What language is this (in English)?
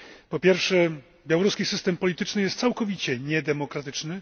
Polish